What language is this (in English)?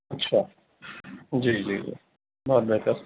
Urdu